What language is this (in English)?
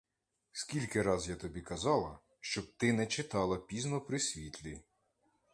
Ukrainian